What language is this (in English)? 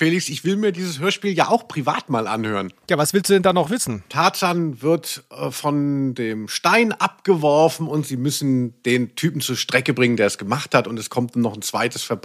German